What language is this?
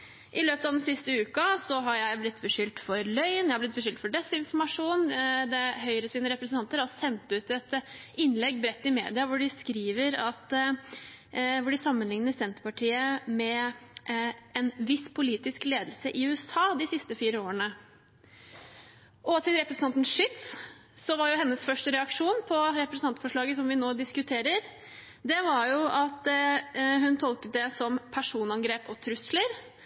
Norwegian Bokmål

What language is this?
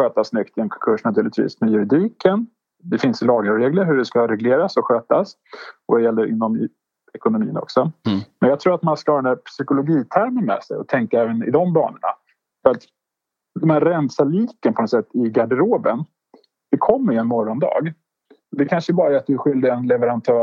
Swedish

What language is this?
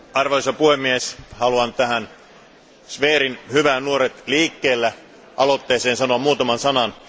Finnish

